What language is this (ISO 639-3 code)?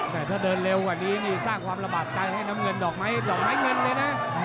tha